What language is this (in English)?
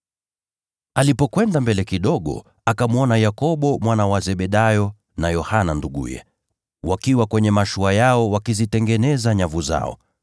Swahili